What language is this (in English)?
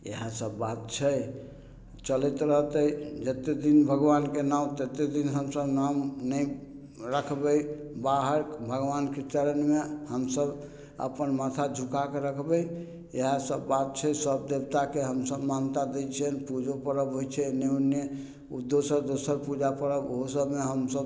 Maithili